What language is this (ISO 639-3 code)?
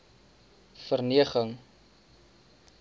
afr